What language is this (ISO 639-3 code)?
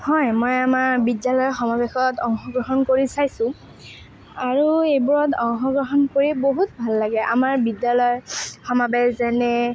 asm